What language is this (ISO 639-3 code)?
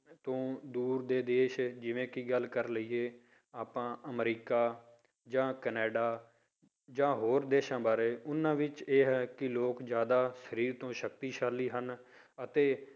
pan